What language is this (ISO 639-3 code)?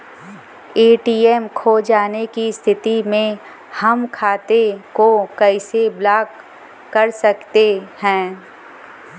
bho